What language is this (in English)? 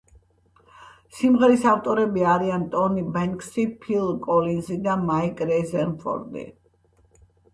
Georgian